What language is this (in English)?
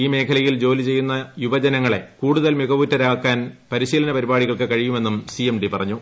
Malayalam